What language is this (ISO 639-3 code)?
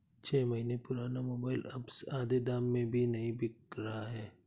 hin